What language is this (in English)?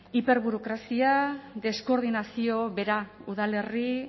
Basque